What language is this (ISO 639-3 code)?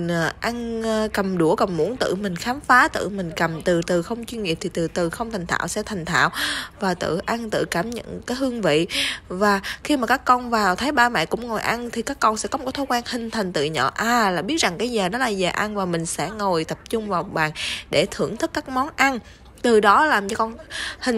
vie